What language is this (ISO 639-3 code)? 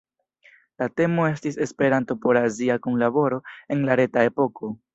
epo